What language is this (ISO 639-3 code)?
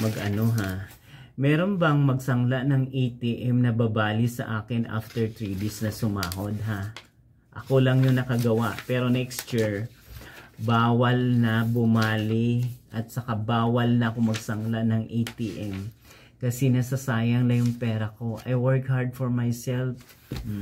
fil